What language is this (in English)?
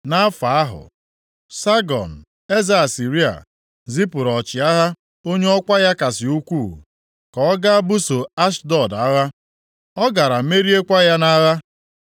Igbo